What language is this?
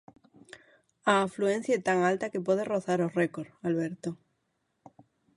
Galician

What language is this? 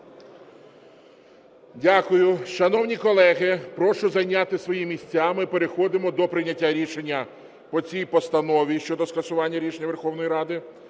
Ukrainian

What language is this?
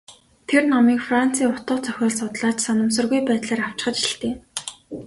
Mongolian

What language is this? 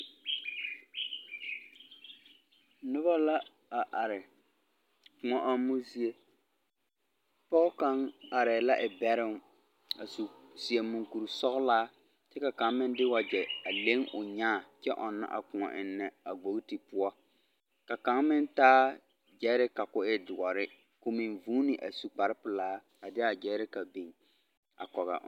Southern Dagaare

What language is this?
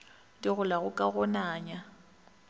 Northern Sotho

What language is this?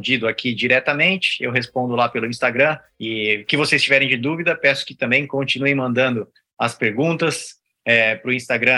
Portuguese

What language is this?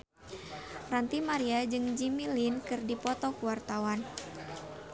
Sundanese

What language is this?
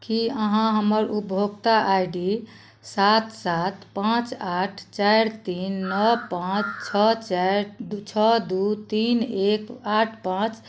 Maithili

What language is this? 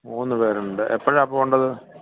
Malayalam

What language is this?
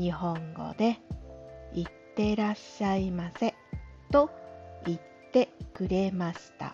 Japanese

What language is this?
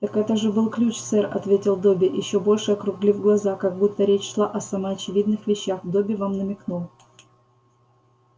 Russian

